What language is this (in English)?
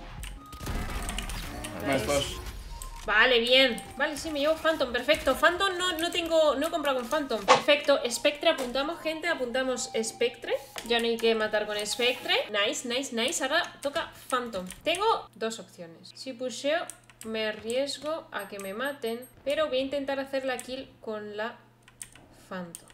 Spanish